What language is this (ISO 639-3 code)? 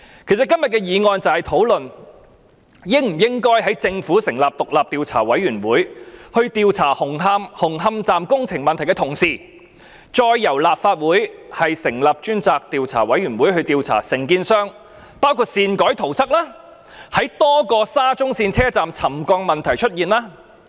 yue